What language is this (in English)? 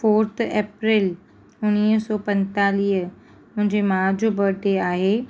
Sindhi